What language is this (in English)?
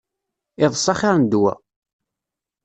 Kabyle